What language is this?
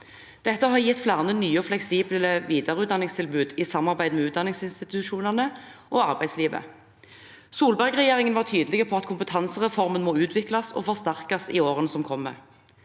Norwegian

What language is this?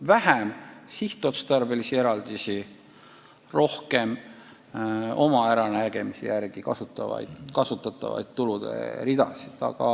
Estonian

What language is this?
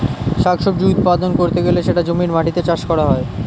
Bangla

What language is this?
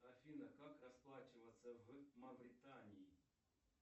Russian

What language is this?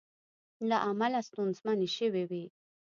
Pashto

